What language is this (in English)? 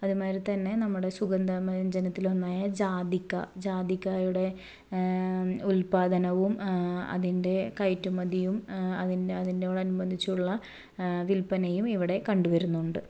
Malayalam